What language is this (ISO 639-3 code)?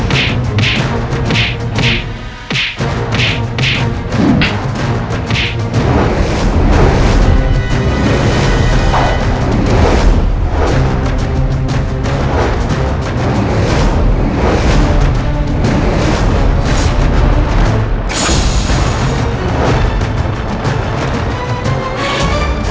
ind